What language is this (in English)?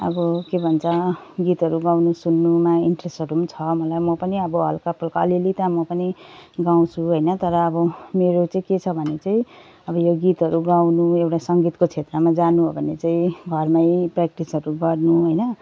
Nepali